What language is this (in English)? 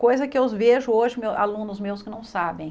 Portuguese